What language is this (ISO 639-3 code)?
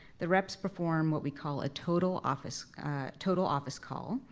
eng